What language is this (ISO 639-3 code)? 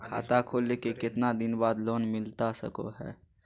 mag